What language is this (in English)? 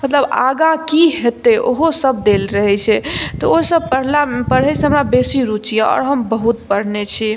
Maithili